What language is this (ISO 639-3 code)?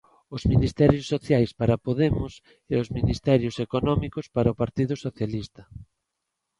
glg